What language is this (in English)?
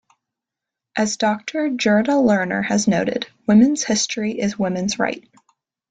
English